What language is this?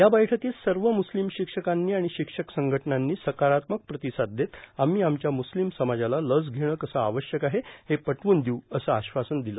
Marathi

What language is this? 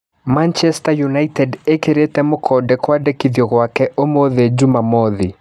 Kikuyu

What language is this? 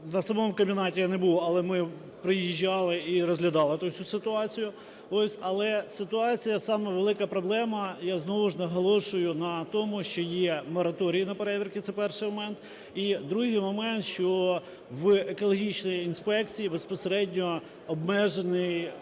Ukrainian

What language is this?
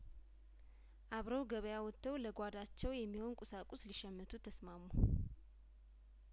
Amharic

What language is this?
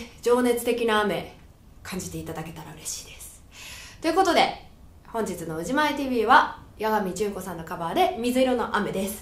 Japanese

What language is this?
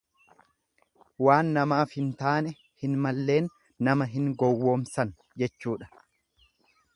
Oromo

